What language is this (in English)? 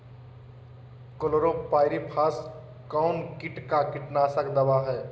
Magahi